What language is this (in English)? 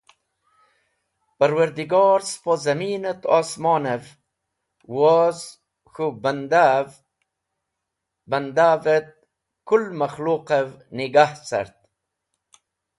Wakhi